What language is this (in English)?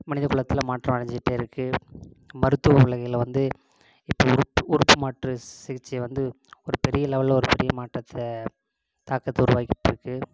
Tamil